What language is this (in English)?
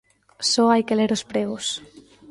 Galician